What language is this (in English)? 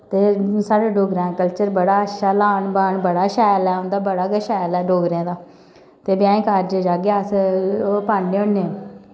Dogri